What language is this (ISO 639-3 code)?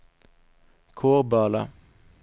swe